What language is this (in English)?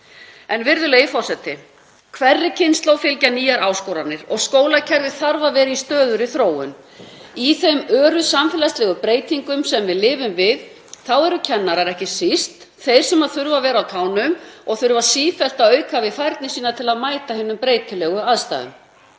Icelandic